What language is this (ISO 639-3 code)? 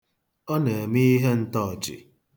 ibo